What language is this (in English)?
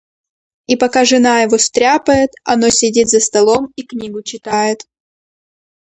Russian